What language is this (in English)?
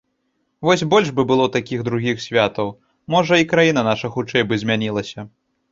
Belarusian